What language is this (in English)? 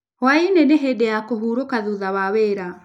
Kikuyu